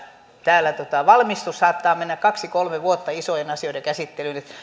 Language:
Finnish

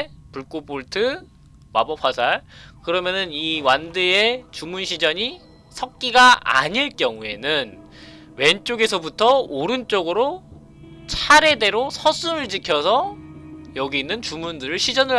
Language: Korean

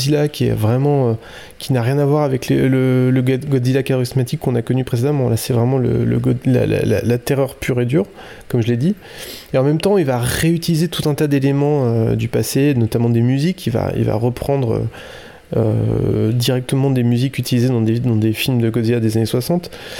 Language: French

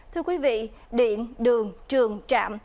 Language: Vietnamese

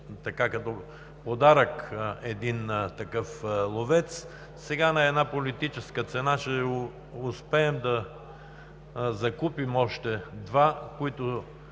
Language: Bulgarian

